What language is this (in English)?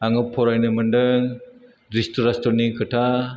Bodo